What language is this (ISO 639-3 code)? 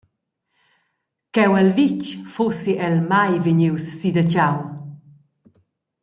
roh